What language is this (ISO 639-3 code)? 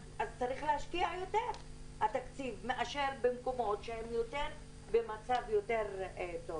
heb